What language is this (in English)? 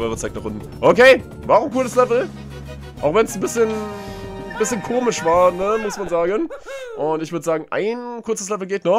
German